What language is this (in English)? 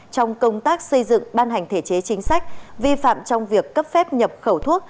Vietnamese